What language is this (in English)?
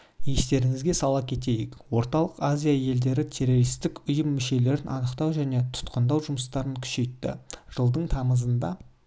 Kazakh